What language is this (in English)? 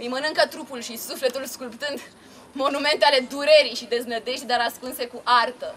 Romanian